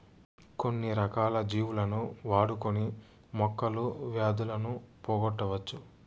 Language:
Telugu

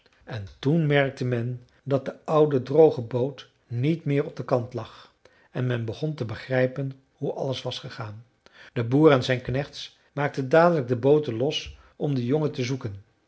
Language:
Dutch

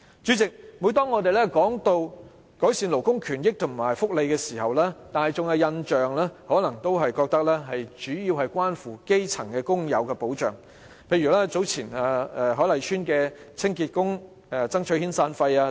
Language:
Cantonese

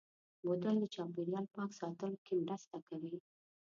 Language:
Pashto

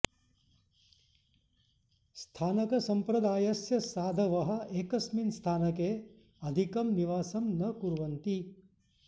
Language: Sanskrit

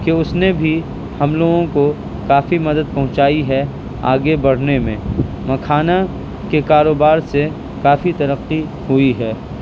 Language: Urdu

